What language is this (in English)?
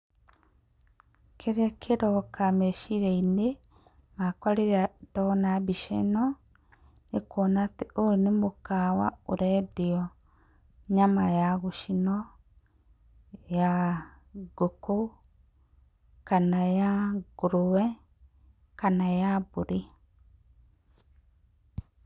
Kikuyu